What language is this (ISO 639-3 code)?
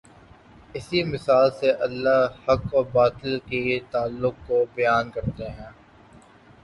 urd